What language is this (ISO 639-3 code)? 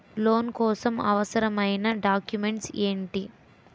tel